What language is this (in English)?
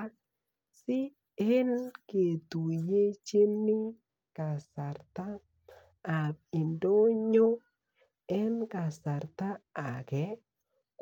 Kalenjin